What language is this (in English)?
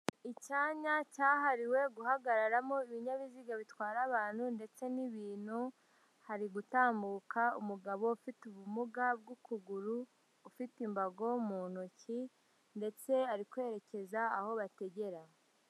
Kinyarwanda